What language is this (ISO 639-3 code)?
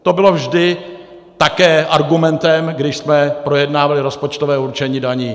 ces